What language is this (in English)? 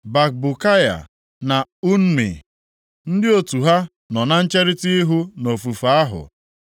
Igbo